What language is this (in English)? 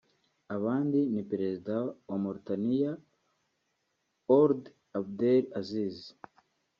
Kinyarwanda